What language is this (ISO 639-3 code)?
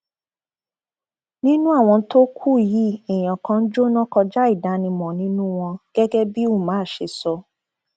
yor